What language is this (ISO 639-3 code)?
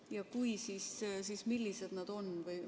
est